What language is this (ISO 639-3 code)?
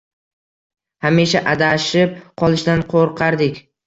uzb